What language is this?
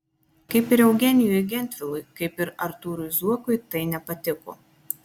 Lithuanian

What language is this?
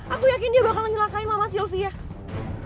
Indonesian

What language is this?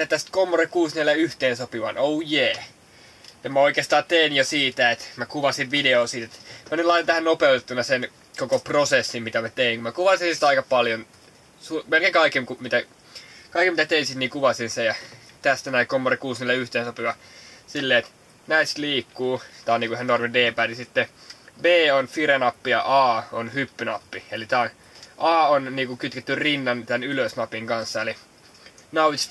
Finnish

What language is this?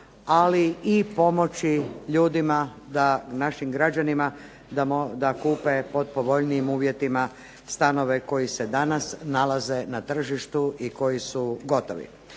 Croatian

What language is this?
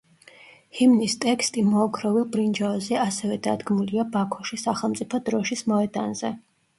Georgian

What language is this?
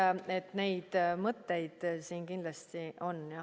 Estonian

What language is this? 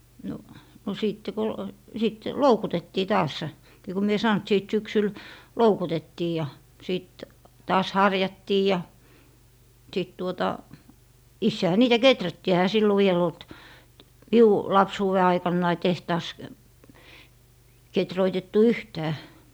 Finnish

